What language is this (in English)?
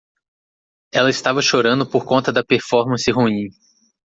Portuguese